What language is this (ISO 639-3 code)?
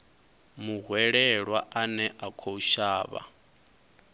ven